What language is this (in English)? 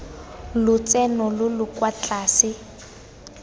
Tswana